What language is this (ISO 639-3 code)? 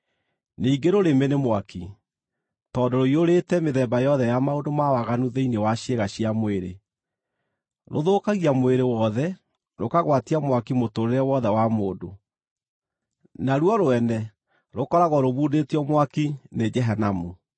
kik